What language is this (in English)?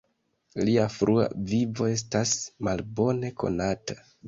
Esperanto